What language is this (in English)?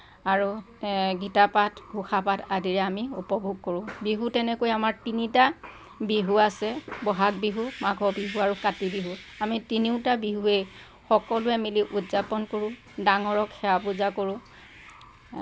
Assamese